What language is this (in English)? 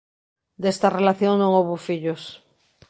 Galician